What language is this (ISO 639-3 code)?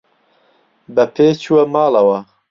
ckb